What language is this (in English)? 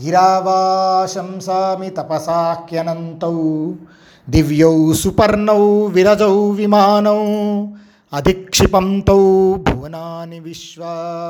Telugu